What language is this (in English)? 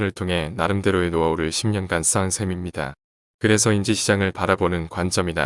Korean